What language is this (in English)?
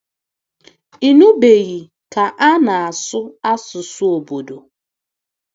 Igbo